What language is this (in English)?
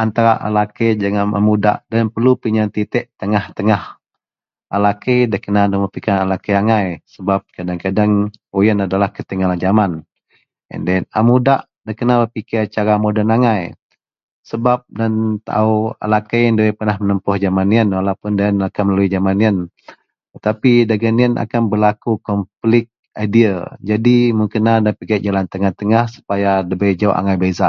Central Melanau